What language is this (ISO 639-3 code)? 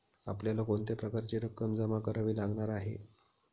mar